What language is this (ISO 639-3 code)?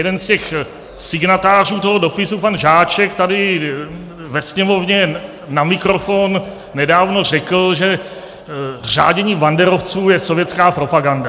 ces